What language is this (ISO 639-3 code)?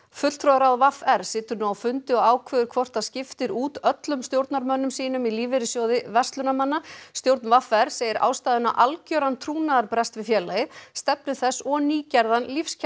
isl